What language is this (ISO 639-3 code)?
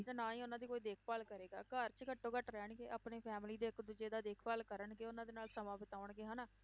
pan